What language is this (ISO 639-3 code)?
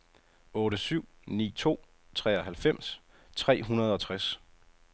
dan